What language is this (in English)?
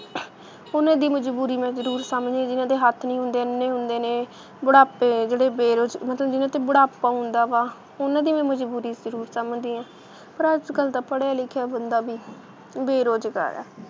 Punjabi